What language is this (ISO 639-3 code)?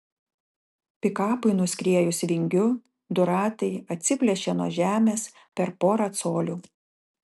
lit